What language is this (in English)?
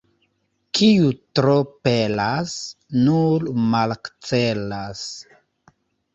Esperanto